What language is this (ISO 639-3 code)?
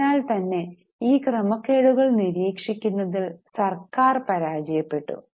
mal